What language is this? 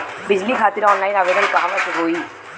Bhojpuri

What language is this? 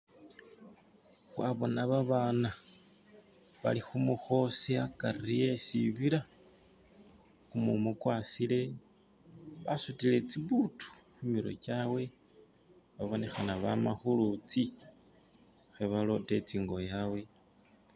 Masaaba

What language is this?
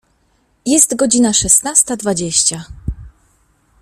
Polish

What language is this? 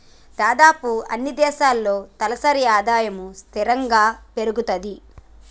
Telugu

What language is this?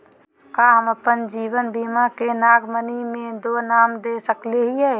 Magahi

